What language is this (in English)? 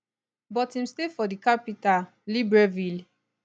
Nigerian Pidgin